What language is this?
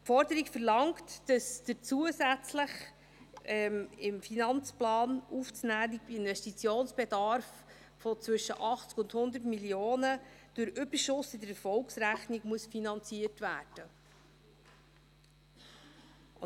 Swiss German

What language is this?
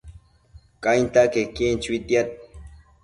Matsés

